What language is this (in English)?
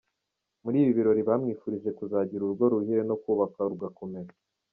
Kinyarwanda